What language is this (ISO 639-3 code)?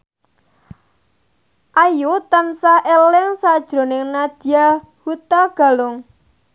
jav